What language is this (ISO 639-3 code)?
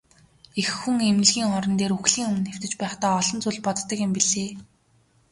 mon